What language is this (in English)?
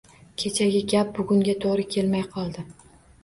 Uzbek